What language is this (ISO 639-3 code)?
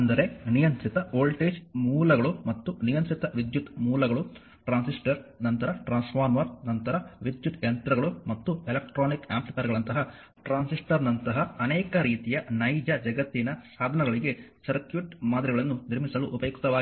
kan